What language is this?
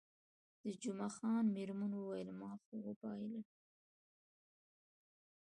Pashto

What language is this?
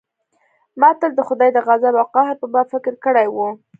Pashto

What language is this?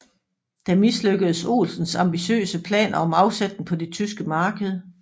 Danish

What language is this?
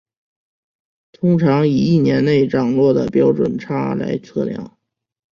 Chinese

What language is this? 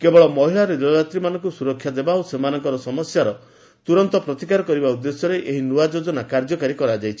Odia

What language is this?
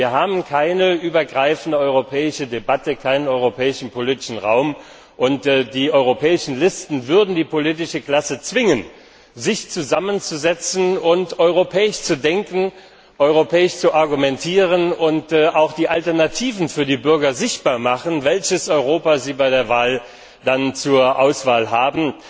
German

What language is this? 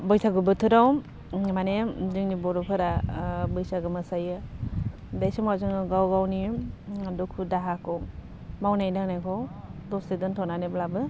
Bodo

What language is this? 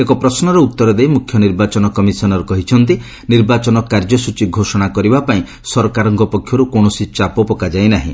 Odia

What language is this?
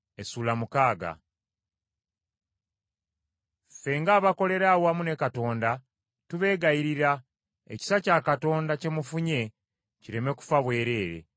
Ganda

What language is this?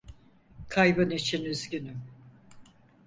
Turkish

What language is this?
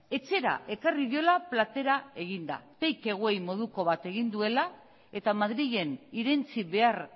Basque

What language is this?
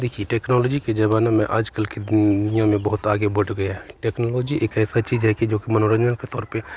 Hindi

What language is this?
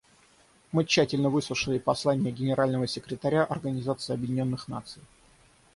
Russian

